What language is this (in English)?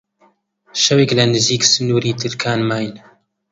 Central Kurdish